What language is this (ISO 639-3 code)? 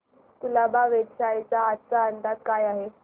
mar